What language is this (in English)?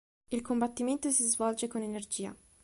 Italian